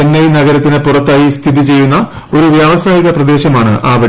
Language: Malayalam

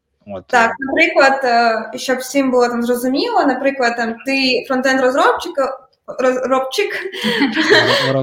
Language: Ukrainian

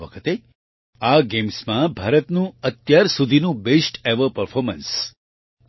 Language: Gujarati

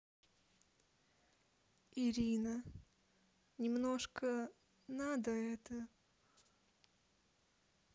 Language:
Russian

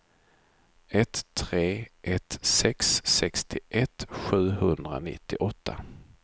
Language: Swedish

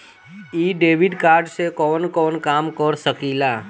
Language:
Bhojpuri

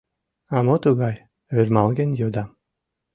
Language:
Mari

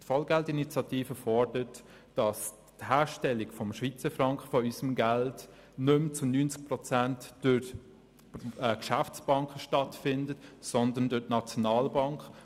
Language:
Swiss German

